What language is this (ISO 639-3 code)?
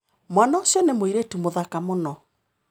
kik